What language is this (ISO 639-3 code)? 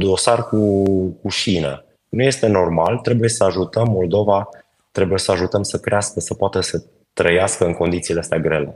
ron